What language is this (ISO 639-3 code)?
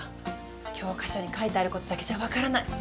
jpn